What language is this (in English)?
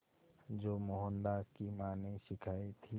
Hindi